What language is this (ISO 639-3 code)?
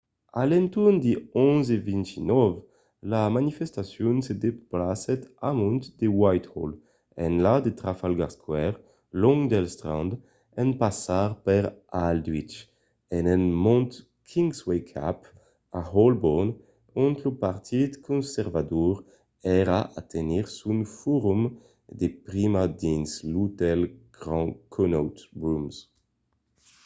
oci